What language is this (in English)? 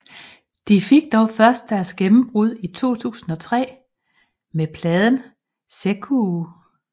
Danish